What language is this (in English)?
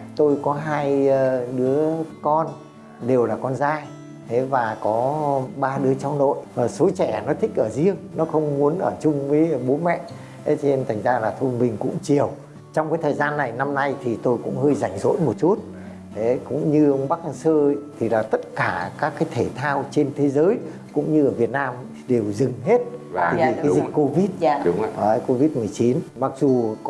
Vietnamese